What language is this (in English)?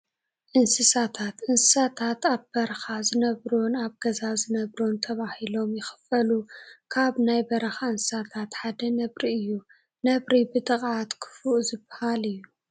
Tigrinya